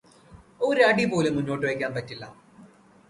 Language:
Malayalam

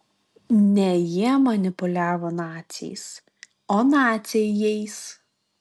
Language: Lithuanian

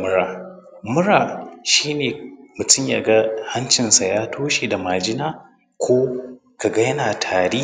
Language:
Hausa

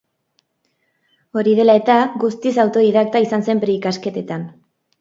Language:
Basque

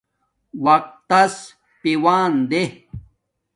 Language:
Domaaki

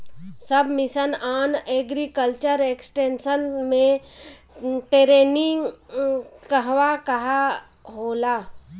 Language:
Bhojpuri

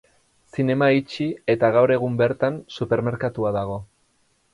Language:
Basque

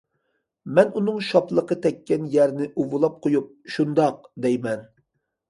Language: Uyghur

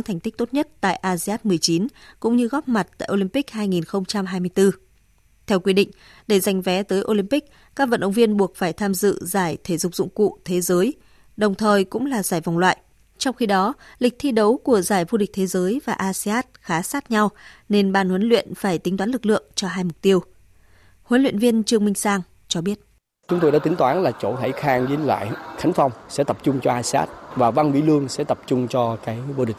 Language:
Vietnamese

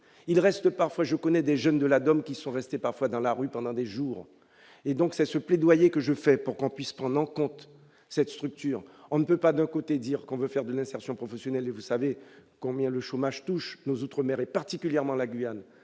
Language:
French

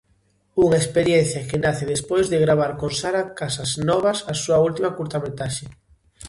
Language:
Galician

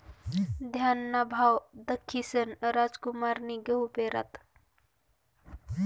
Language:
Marathi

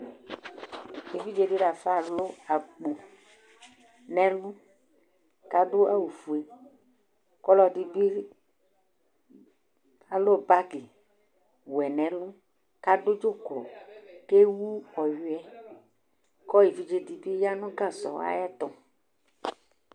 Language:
Ikposo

